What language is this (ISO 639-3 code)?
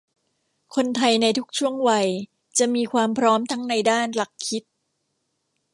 tha